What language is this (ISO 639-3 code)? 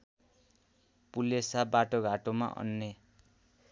nep